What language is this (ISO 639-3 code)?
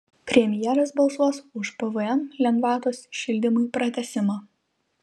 lit